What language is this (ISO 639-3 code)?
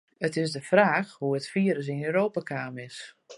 fry